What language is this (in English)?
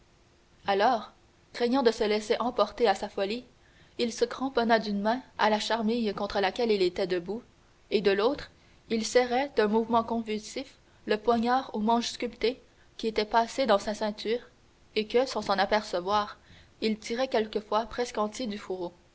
French